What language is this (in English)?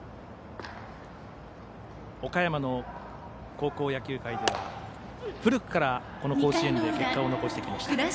Japanese